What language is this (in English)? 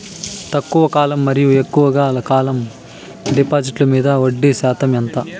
Telugu